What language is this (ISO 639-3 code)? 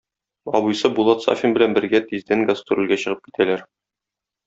tat